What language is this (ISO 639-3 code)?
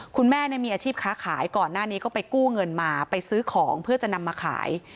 tha